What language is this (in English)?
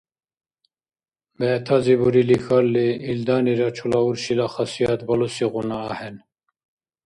Dargwa